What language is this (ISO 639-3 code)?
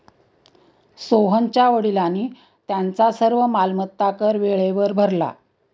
mar